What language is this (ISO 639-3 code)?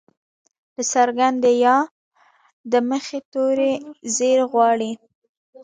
pus